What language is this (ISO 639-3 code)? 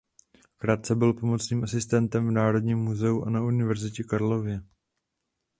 ces